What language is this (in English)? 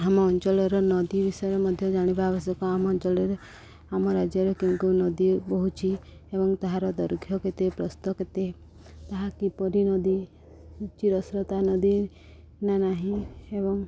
Odia